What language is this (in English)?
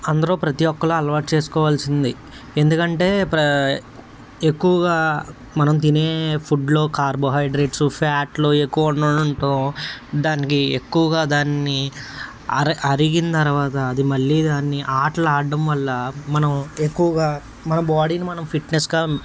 Telugu